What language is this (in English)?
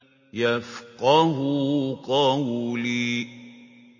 Arabic